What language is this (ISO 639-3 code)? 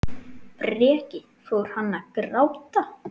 isl